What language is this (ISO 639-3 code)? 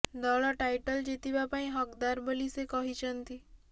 ori